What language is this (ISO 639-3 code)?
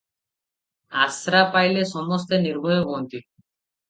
ori